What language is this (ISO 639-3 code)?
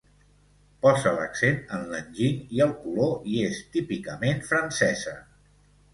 cat